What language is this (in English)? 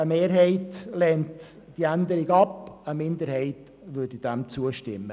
Swiss German